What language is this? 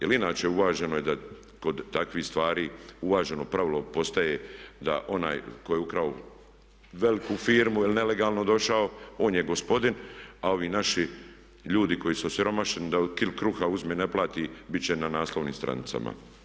Croatian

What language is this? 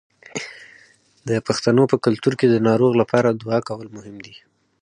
Pashto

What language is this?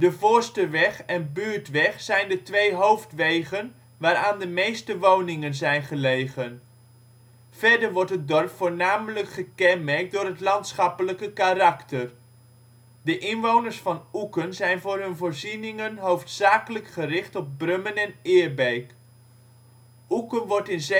Dutch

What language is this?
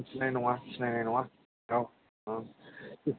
Bodo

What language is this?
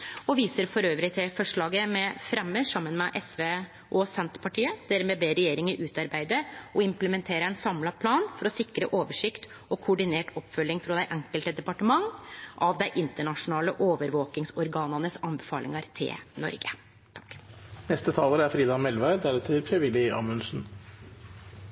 Norwegian Nynorsk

